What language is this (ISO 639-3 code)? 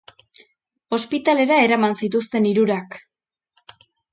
eus